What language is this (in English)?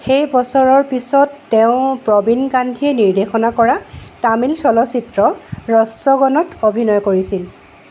Assamese